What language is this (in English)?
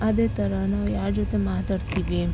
Kannada